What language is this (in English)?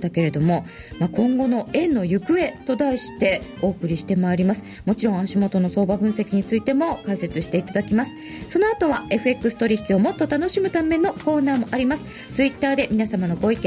Japanese